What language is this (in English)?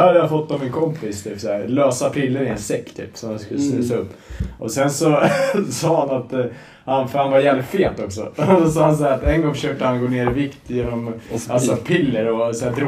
Swedish